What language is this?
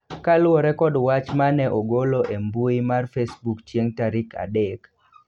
Luo (Kenya and Tanzania)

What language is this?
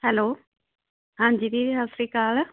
Punjabi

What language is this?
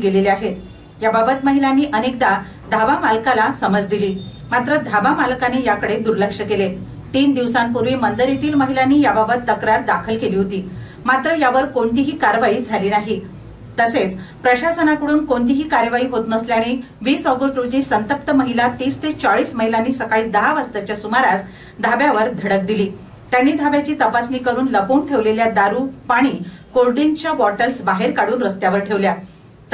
Marathi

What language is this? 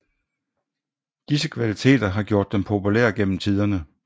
Danish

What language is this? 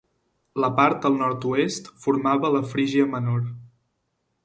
Catalan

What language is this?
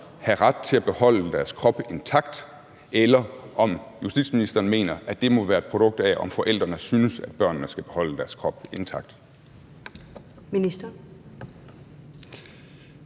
Danish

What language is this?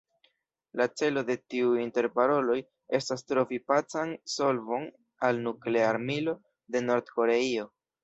Esperanto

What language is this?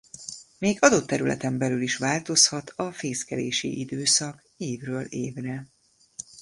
Hungarian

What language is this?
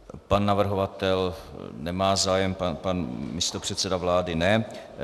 Czech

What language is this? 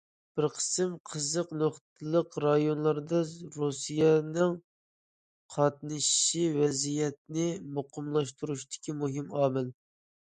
Uyghur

